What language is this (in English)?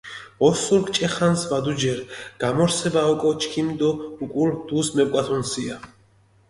Mingrelian